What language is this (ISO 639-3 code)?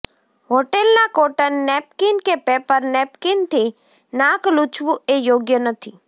guj